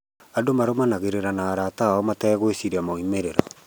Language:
Kikuyu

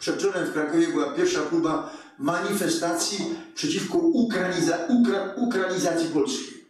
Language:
Polish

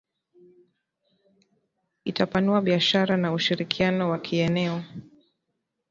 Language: Swahili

